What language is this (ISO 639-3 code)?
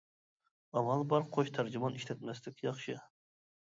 uig